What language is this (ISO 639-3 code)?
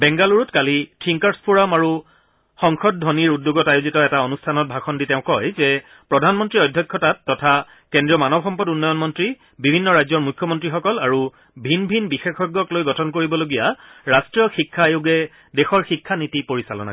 asm